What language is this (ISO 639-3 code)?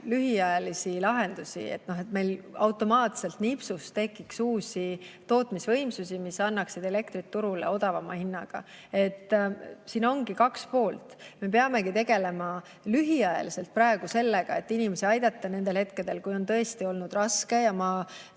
est